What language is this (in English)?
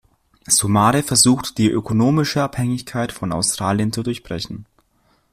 German